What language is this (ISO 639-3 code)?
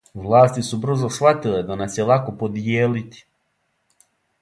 srp